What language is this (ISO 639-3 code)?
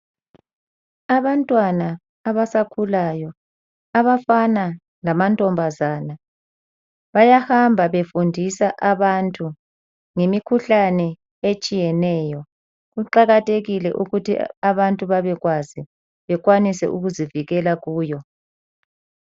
nde